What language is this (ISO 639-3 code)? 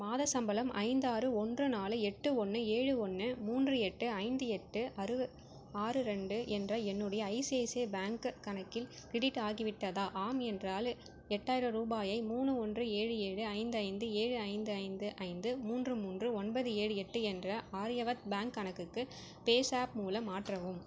tam